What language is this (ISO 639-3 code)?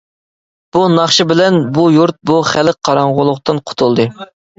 uig